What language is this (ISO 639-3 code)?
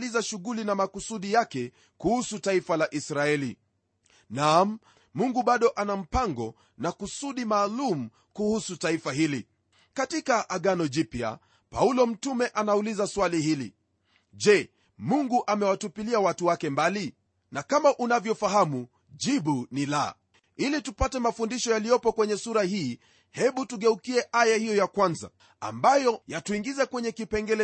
swa